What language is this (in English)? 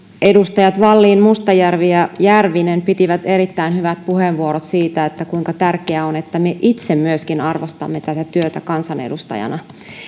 Finnish